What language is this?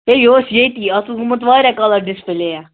Kashmiri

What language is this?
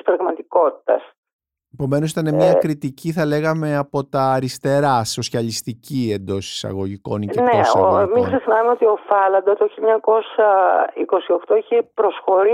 Greek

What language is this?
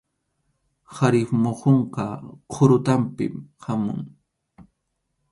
Arequipa-La Unión Quechua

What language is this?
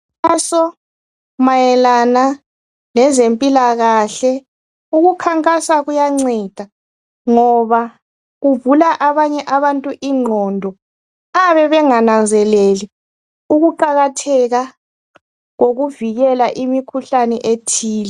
North Ndebele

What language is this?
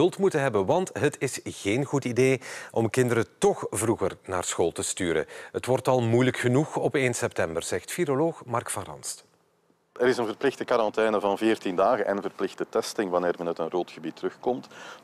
Dutch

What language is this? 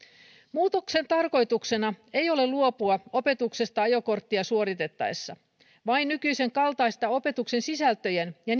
Finnish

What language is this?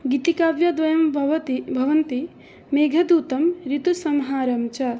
Sanskrit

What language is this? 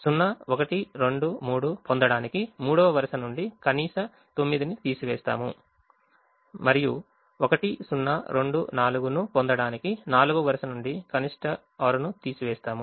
Telugu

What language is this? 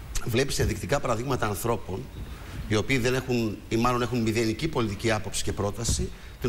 Greek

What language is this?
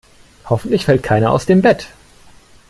German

